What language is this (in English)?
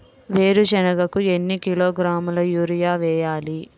Telugu